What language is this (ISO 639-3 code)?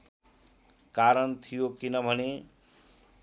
nep